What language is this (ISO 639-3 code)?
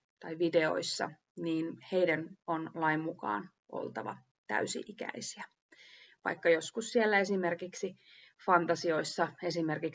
fin